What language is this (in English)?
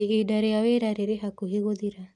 Kikuyu